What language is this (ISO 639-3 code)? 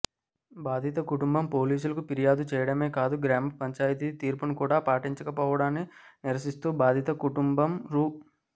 tel